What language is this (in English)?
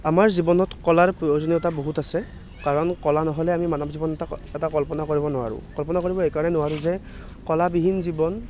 Assamese